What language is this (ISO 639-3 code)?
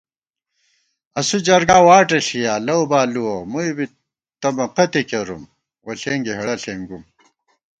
gwt